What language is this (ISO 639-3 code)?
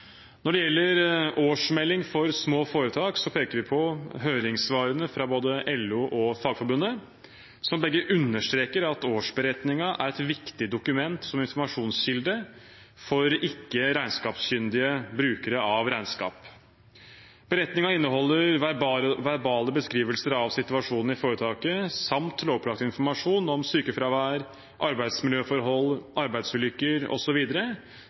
nob